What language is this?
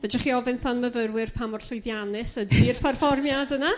Welsh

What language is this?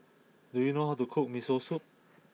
English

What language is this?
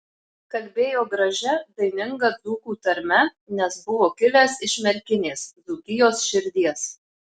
Lithuanian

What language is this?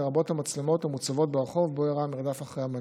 Hebrew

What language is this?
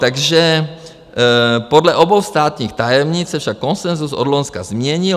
Czech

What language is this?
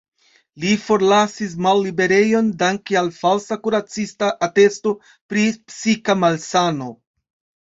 Esperanto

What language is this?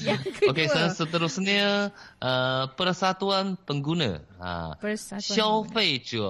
Malay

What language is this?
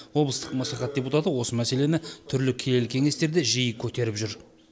Kazakh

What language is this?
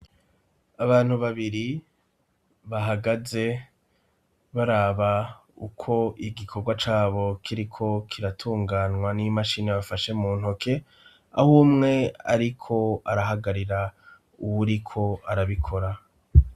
Rundi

